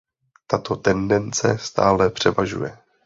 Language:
Czech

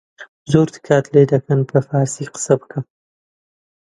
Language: Central Kurdish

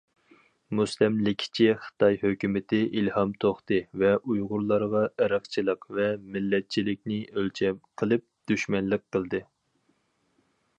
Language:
Uyghur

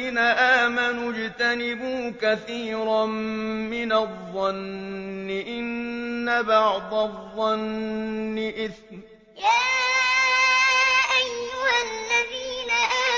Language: Arabic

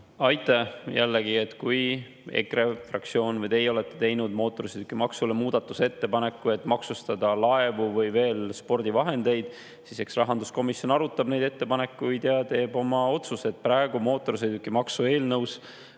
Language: Estonian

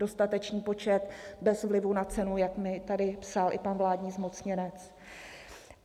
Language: Czech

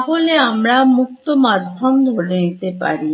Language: Bangla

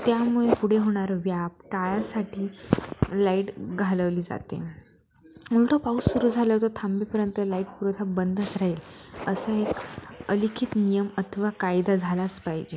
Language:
Marathi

